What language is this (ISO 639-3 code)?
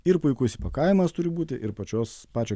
lit